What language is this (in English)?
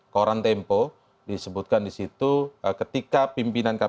Indonesian